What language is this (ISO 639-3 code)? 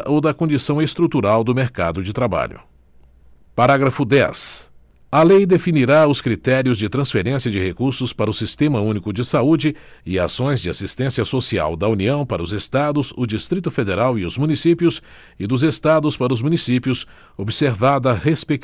por